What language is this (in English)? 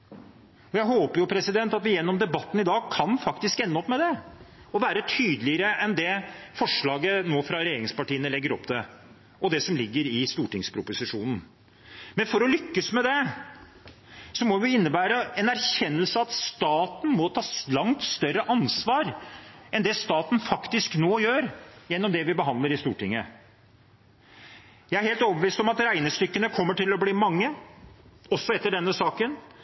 Norwegian Bokmål